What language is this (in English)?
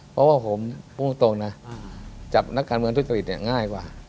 Thai